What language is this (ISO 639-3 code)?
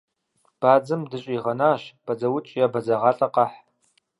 kbd